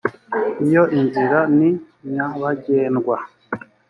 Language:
Kinyarwanda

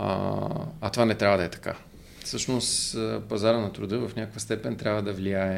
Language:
Bulgarian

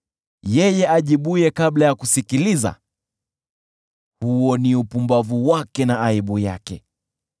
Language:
Swahili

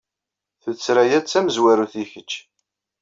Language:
Kabyle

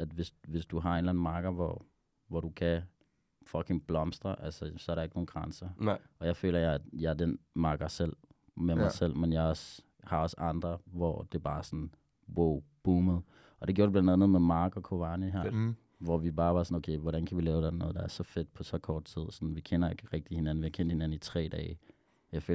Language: Danish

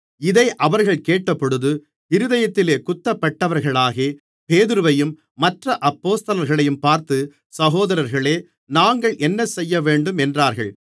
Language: Tamil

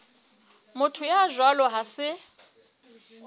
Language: Southern Sotho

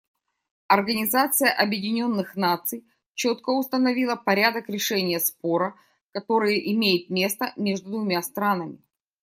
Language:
Russian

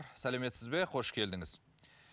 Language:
Kazakh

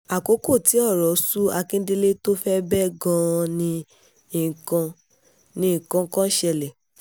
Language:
Yoruba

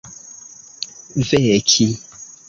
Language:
Esperanto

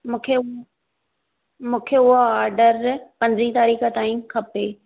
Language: Sindhi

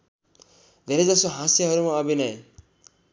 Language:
Nepali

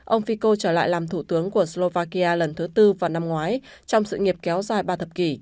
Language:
Vietnamese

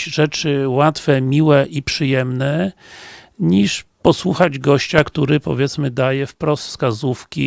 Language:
Polish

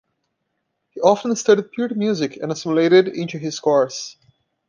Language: English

